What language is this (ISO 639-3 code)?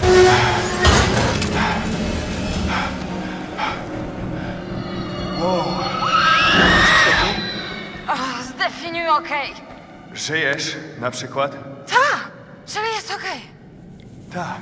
pol